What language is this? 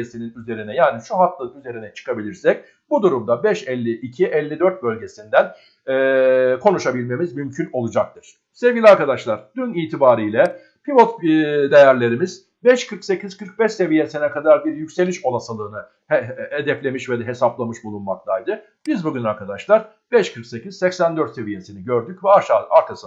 Turkish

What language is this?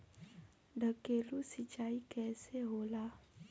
Bhojpuri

